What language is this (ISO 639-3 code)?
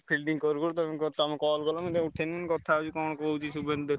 ori